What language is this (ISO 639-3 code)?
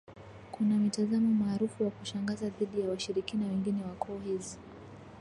swa